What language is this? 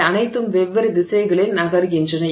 Tamil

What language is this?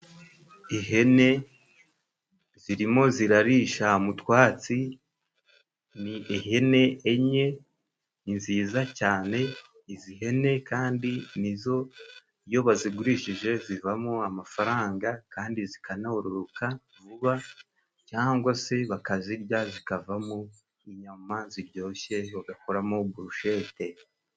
Kinyarwanda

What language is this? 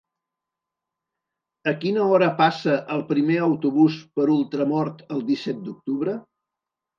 Catalan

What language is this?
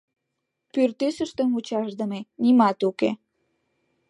Mari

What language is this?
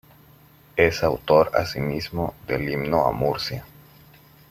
Spanish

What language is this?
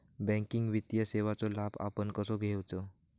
Marathi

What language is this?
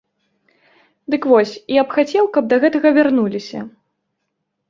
Belarusian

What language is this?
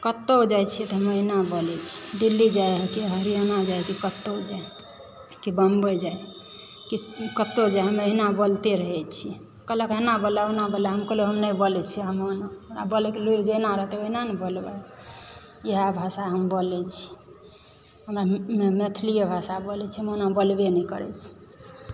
Maithili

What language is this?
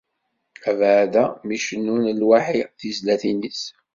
Kabyle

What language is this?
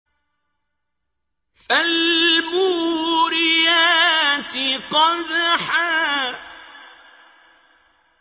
Arabic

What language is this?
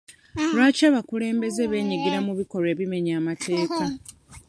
Ganda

